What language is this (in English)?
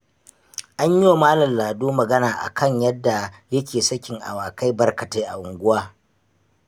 Hausa